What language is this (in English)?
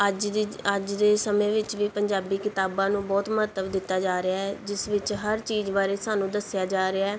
Punjabi